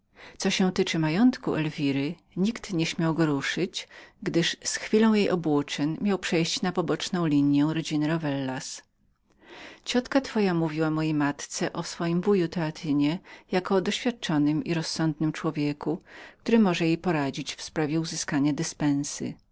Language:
Polish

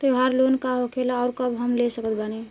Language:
Bhojpuri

